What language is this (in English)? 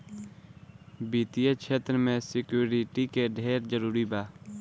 Bhojpuri